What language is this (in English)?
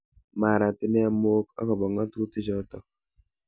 Kalenjin